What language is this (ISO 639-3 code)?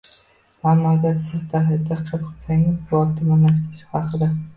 uzb